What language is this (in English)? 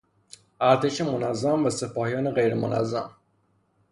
Persian